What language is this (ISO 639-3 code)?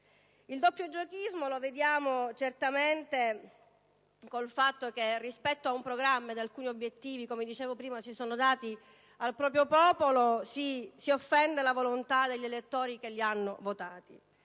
ita